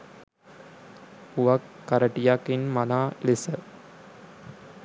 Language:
Sinhala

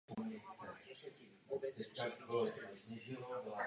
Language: Czech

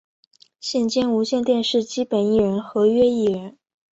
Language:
Chinese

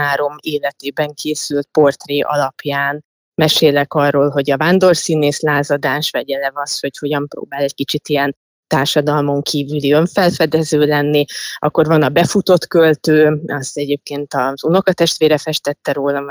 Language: Hungarian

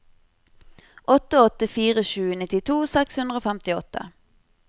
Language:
Norwegian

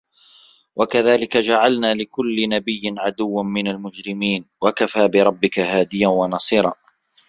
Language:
Arabic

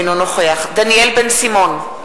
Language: Hebrew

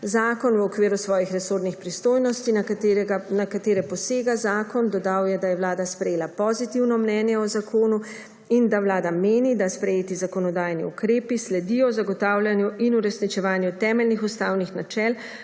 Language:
Slovenian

